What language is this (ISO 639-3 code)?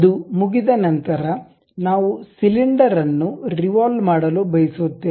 kan